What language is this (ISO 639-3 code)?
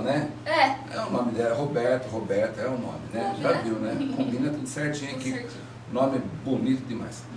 por